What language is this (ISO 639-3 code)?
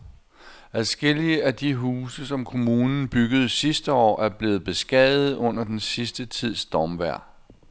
dan